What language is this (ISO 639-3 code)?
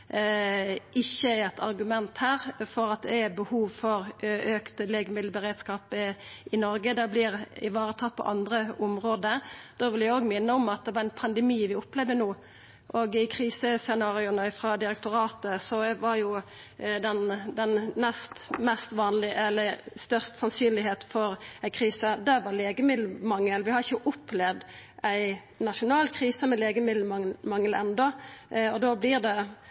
nno